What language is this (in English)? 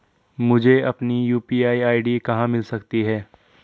Hindi